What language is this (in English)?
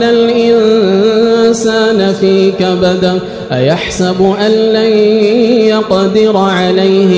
Arabic